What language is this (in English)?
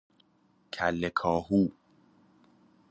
Persian